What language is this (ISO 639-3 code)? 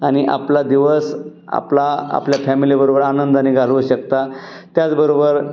mar